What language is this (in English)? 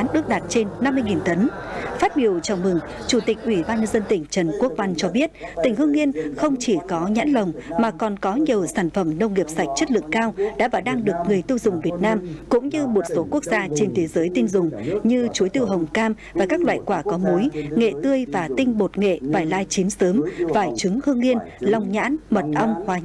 Vietnamese